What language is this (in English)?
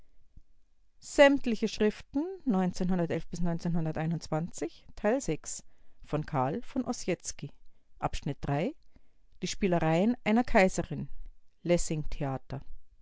German